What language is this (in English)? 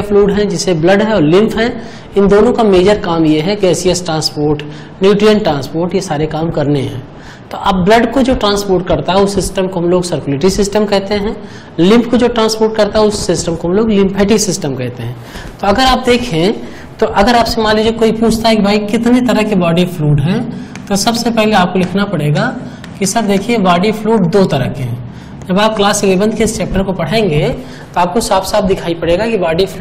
Hindi